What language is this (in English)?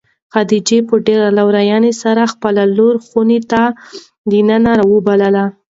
Pashto